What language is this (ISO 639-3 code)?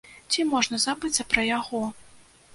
bel